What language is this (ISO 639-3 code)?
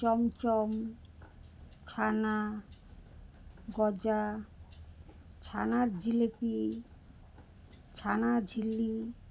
ben